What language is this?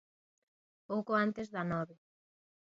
Galician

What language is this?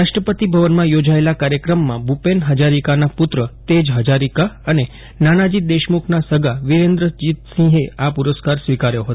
Gujarati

